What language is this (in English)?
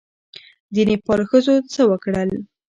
Pashto